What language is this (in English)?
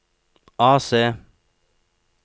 Norwegian